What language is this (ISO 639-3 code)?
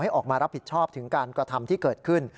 tha